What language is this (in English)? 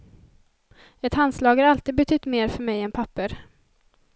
Swedish